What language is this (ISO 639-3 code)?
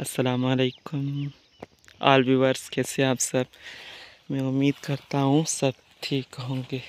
hin